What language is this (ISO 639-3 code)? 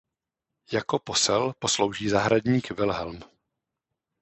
ces